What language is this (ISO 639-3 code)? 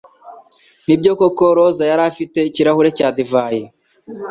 kin